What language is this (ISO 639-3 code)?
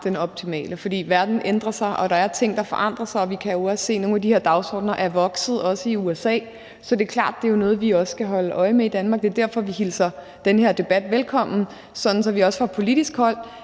dan